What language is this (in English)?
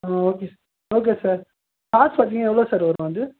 Tamil